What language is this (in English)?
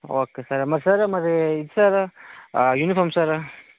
Telugu